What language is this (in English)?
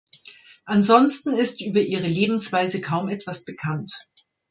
German